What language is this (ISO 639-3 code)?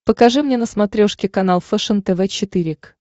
rus